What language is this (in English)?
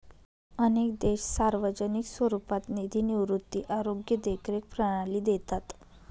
Marathi